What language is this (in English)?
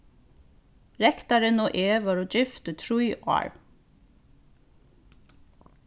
Faroese